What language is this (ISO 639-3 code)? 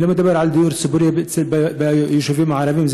heb